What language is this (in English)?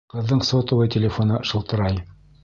Bashkir